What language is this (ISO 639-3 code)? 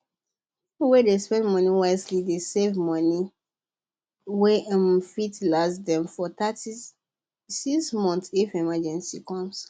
pcm